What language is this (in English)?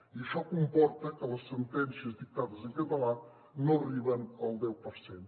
Catalan